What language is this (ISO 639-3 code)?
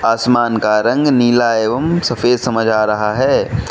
hin